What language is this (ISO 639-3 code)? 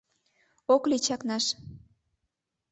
chm